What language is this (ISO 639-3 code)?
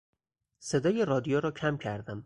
fas